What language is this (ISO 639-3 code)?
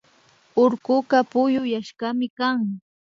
qvi